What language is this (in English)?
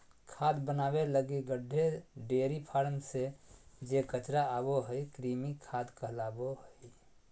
Magahi